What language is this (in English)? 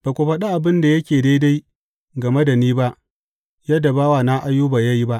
Hausa